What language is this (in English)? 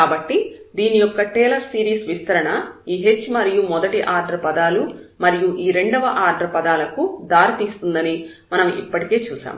Telugu